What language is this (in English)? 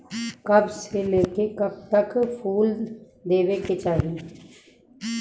Bhojpuri